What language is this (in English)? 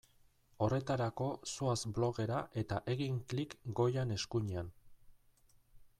Basque